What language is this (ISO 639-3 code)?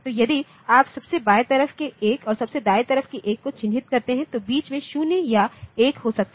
hin